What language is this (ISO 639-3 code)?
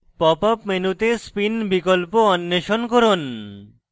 ben